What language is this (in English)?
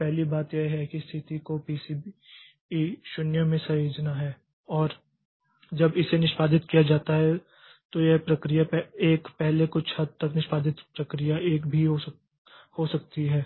Hindi